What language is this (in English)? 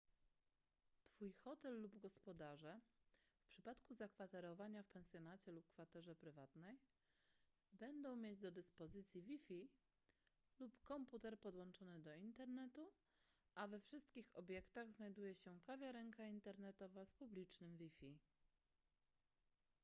Polish